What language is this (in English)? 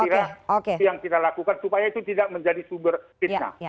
Indonesian